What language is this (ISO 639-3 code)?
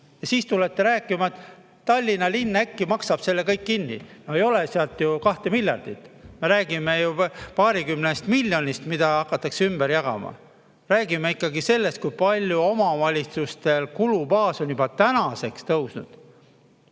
est